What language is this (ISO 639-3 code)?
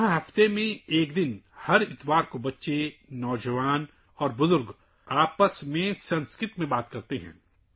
urd